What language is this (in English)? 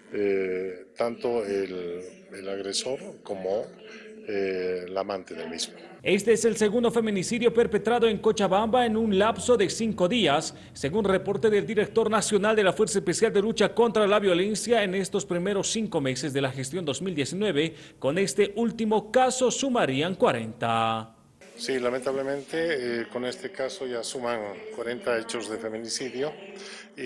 Spanish